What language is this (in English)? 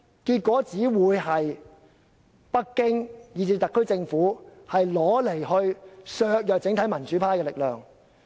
Cantonese